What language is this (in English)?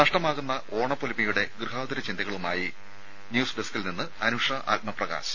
Malayalam